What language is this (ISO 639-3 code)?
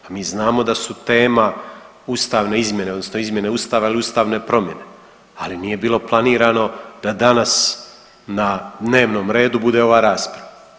hrv